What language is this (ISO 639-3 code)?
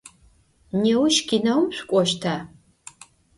ady